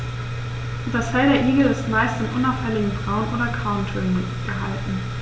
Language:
German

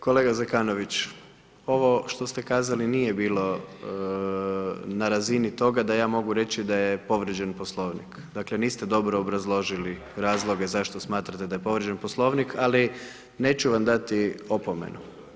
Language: Croatian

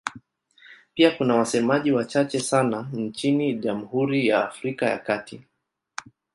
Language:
Swahili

